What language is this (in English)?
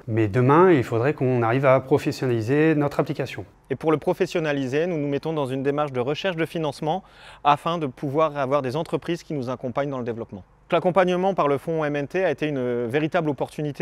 French